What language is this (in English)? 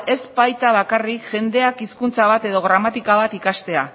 Basque